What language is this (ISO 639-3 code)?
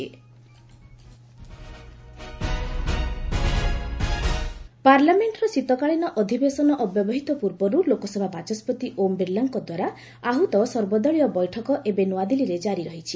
ori